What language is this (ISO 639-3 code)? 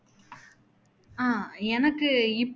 tam